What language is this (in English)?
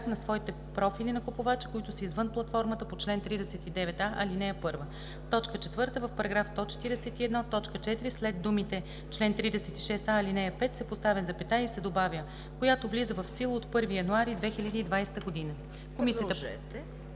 Bulgarian